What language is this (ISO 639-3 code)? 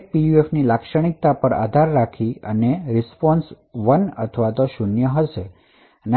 guj